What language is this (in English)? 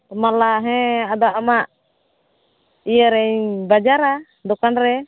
Santali